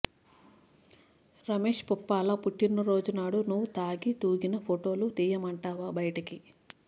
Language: Telugu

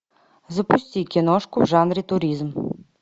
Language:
Russian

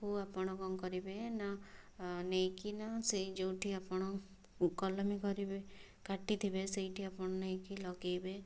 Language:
Odia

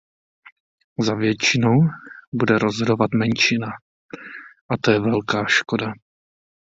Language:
Czech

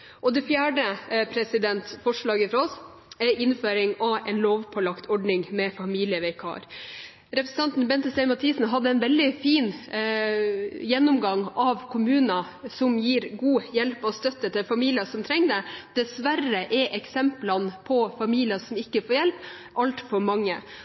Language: Norwegian Bokmål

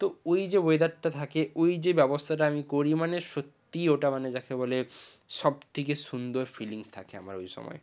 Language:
Bangla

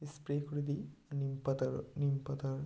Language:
Bangla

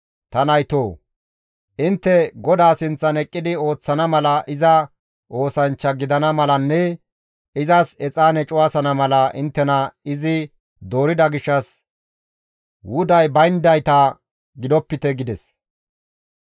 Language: Gamo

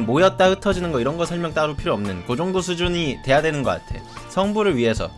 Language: Korean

